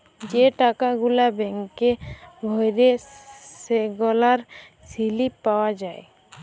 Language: Bangla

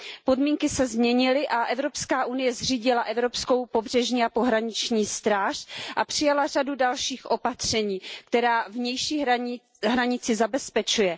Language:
Czech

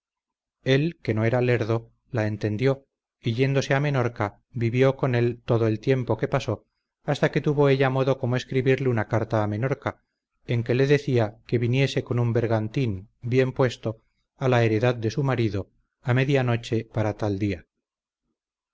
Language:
Spanish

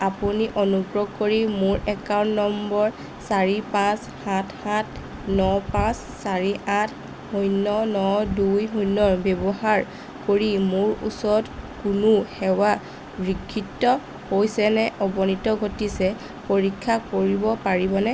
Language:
Assamese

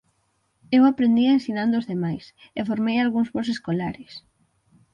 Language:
Galician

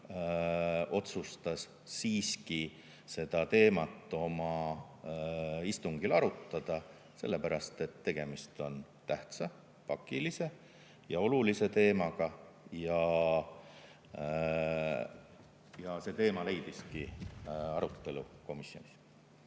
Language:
Estonian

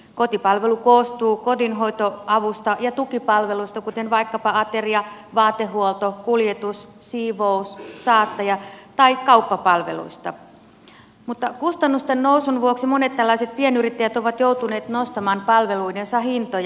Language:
Finnish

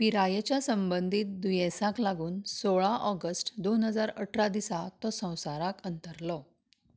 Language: Konkani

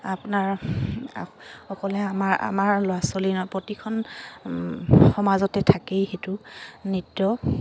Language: Assamese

